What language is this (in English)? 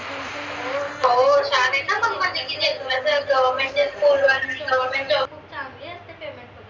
Marathi